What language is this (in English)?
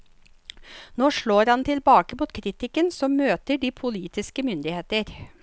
Norwegian